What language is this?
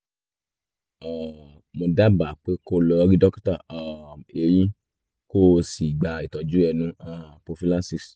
Yoruba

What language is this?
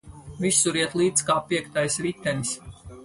Latvian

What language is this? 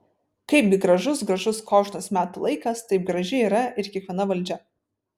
Lithuanian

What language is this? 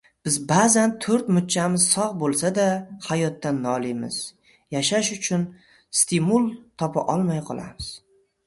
Uzbek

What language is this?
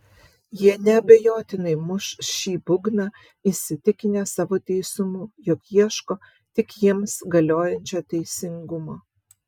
Lithuanian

